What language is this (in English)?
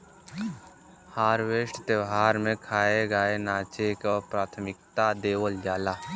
Bhojpuri